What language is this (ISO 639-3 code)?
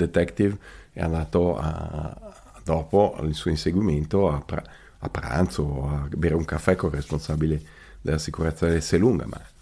ita